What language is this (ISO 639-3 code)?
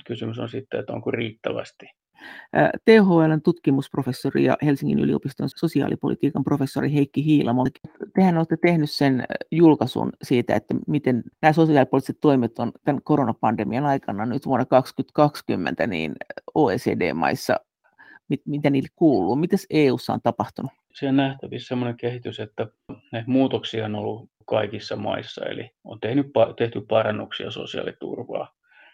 fin